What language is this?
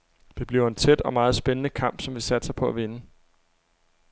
Danish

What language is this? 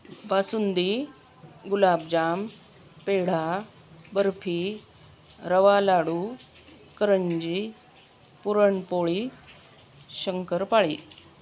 Marathi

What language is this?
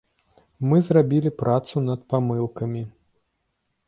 Belarusian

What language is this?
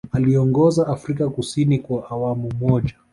Swahili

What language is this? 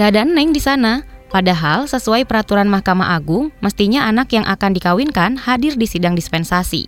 Indonesian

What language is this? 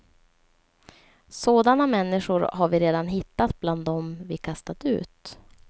Swedish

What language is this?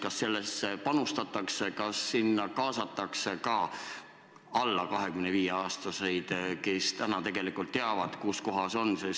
Estonian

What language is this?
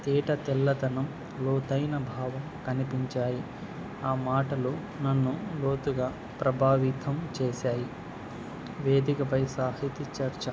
Telugu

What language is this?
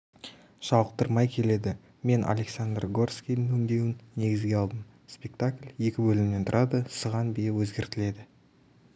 Kazakh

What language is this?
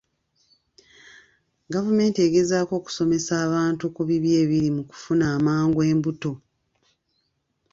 Ganda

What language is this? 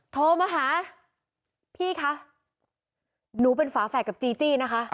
Thai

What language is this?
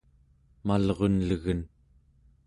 Central Yupik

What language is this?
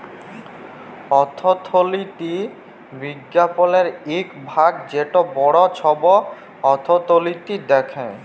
Bangla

